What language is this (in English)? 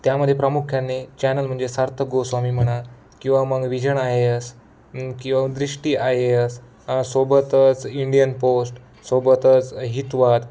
Marathi